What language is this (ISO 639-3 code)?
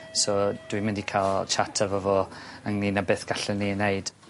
cym